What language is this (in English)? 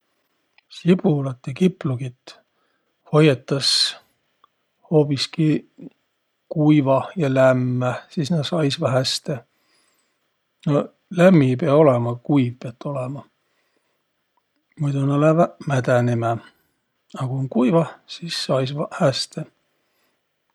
Võro